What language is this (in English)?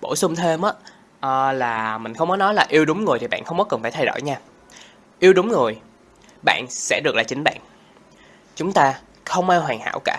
Vietnamese